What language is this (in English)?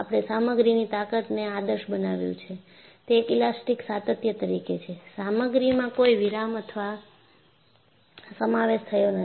Gujarati